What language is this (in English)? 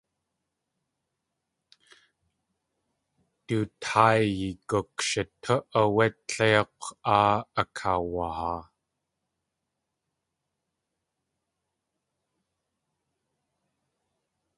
Tlingit